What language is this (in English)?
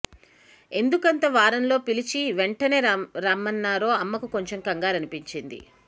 Telugu